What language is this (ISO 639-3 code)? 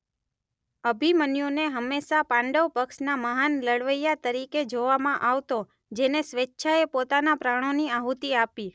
guj